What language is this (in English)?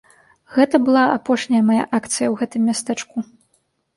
Belarusian